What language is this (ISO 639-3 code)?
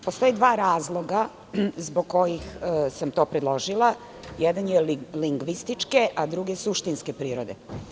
srp